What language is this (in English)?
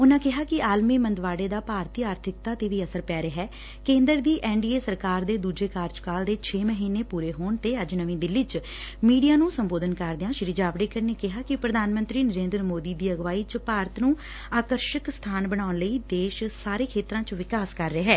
Punjabi